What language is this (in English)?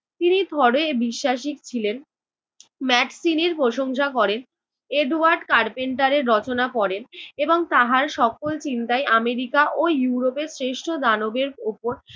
Bangla